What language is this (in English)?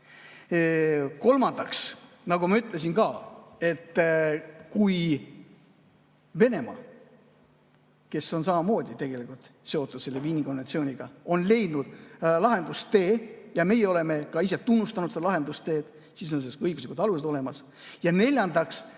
Estonian